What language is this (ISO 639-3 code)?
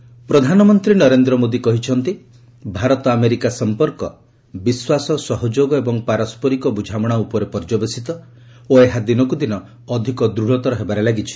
ori